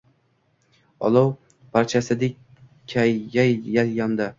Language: Uzbek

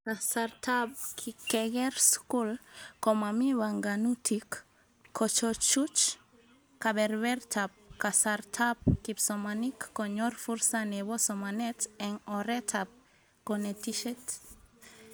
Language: Kalenjin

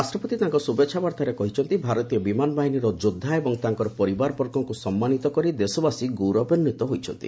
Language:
Odia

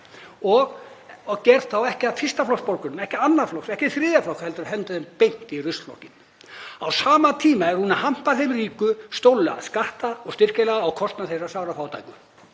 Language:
Icelandic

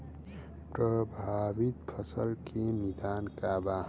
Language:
Bhojpuri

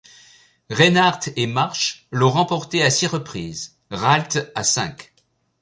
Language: French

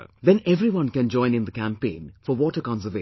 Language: English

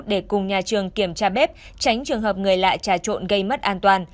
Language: Vietnamese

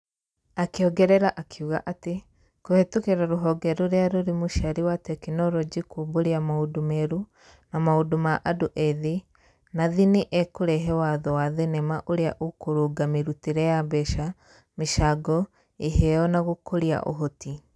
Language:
Kikuyu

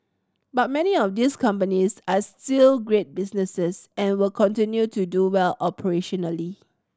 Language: English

